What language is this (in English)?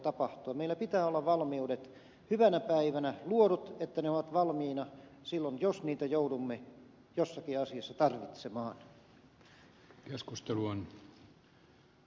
Finnish